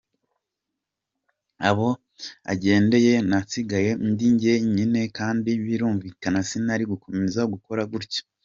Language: Kinyarwanda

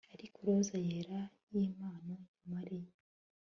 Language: Kinyarwanda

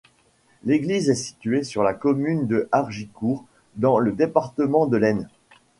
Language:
French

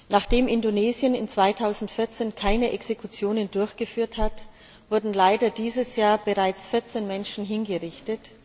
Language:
German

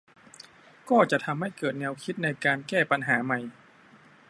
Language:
Thai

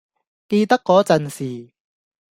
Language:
Cantonese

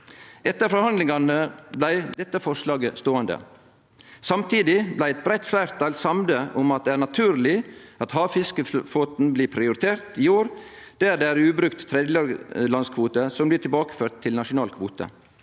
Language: Norwegian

